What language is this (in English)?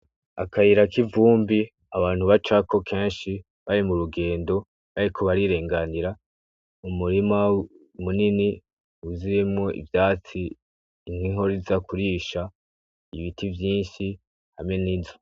Rundi